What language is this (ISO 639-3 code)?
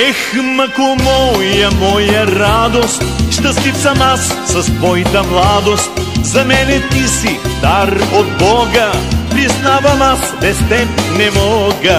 ron